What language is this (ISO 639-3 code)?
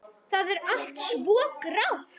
isl